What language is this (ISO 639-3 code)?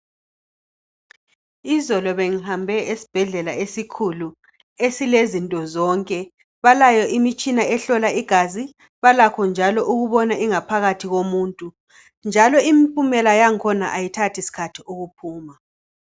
nde